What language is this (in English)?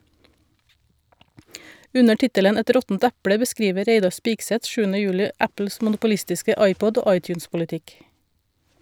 Norwegian